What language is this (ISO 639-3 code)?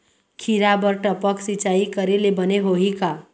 hne